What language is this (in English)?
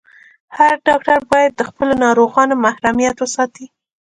Pashto